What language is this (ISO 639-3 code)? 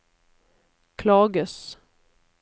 nor